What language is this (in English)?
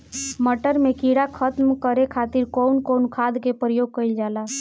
Bhojpuri